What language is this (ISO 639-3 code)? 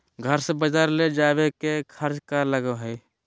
mag